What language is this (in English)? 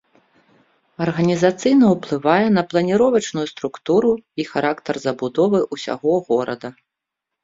Belarusian